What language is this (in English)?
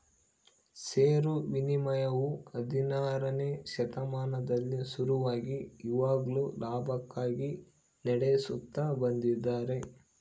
Kannada